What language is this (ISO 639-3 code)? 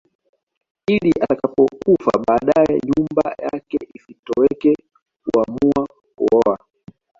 swa